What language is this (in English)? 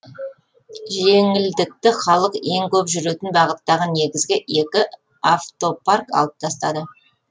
Kazakh